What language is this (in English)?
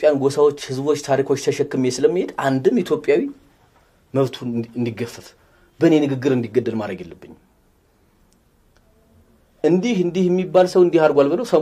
Arabic